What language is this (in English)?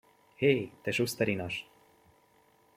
Hungarian